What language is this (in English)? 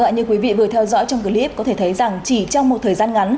Vietnamese